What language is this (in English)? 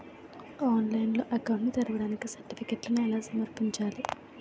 Telugu